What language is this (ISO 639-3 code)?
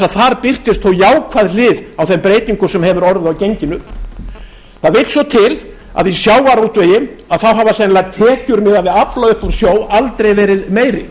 isl